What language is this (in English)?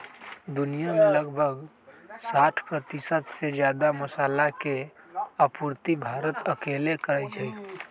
Magahi